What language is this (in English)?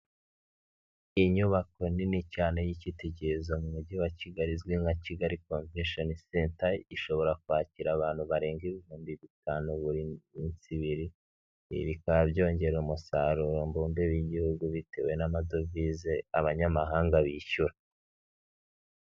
Kinyarwanda